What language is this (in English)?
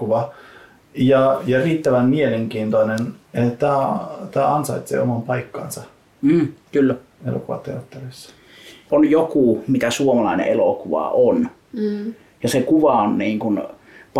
Finnish